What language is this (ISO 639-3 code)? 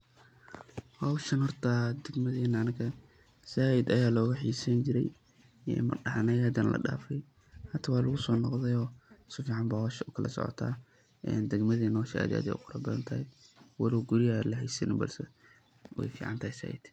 som